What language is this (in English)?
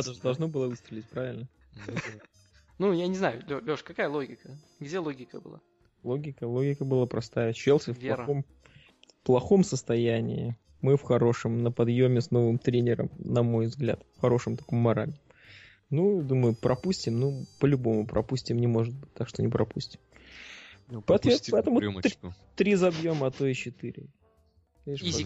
Russian